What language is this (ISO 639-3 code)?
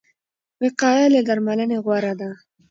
pus